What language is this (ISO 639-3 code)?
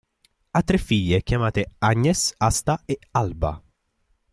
ita